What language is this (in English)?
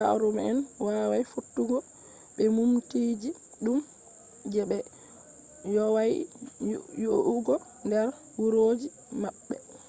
Fula